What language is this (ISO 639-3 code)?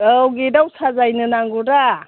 brx